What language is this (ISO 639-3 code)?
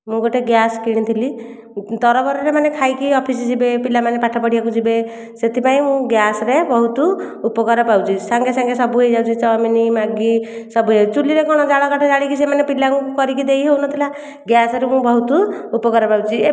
ori